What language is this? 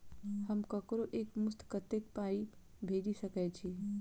Maithili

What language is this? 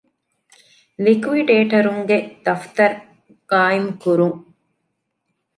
Divehi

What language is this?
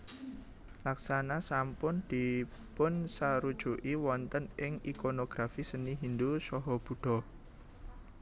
Javanese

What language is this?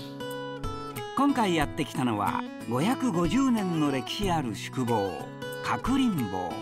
Japanese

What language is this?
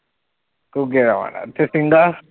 Punjabi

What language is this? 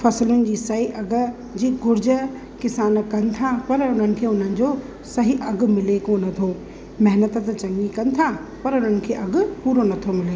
Sindhi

